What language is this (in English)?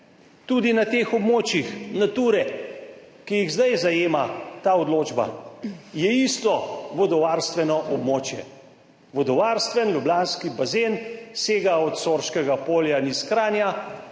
Slovenian